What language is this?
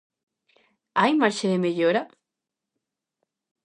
Galician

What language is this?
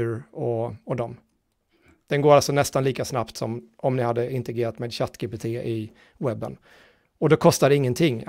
Swedish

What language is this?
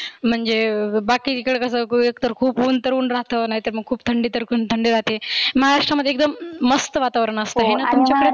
Marathi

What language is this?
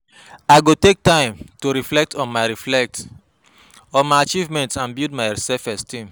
Nigerian Pidgin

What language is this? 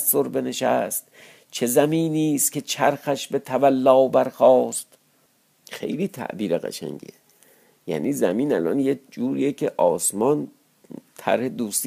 Persian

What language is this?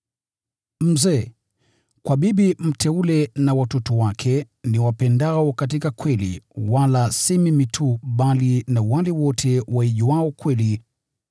Swahili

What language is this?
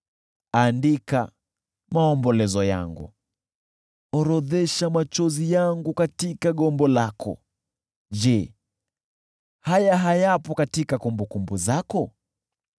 Swahili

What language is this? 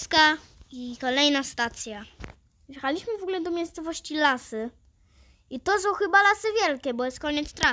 Polish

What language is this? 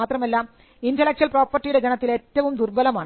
Malayalam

